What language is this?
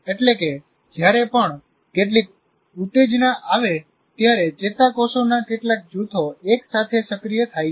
Gujarati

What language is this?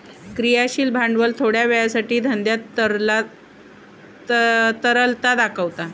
Marathi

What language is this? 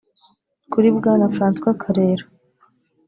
Kinyarwanda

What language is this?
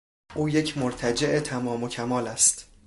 Persian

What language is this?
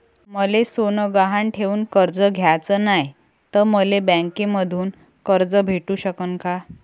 Marathi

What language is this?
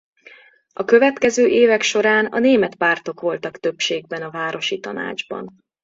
Hungarian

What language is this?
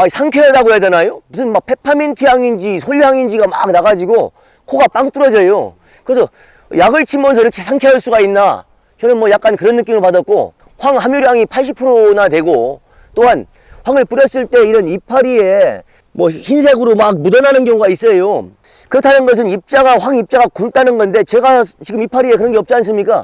Korean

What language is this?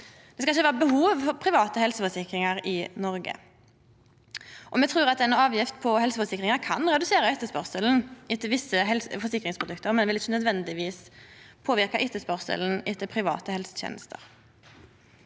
Norwegian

